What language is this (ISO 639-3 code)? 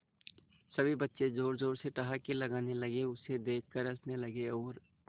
hin